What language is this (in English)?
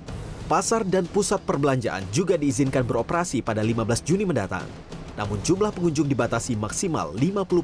Indonesian